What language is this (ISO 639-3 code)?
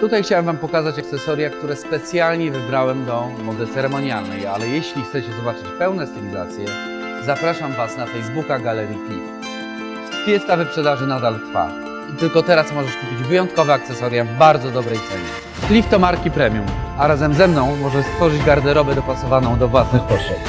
pol